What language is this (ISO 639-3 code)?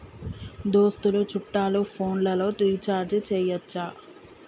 tel